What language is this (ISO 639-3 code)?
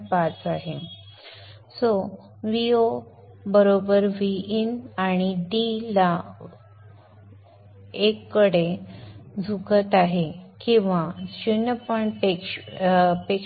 mar